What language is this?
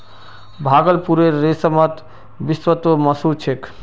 Magahi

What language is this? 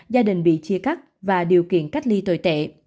Vietnamese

